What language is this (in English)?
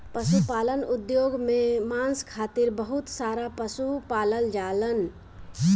Bhojpuri